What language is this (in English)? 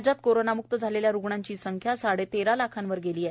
Marathi